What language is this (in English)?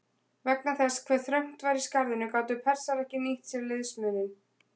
Icelandic